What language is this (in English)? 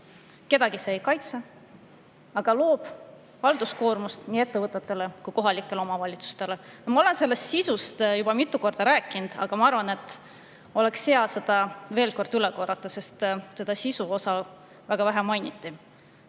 Estonian